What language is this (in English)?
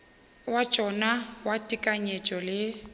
Northern Sotho